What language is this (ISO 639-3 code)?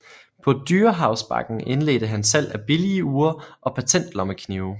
dan